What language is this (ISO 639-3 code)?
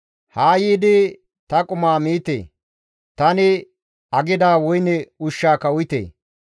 gmv